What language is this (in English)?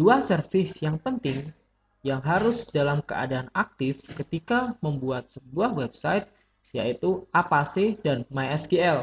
Indonesian